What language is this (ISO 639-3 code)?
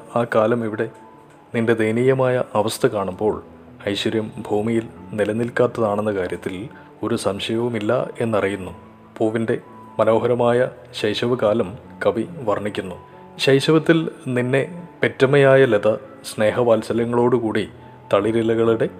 mal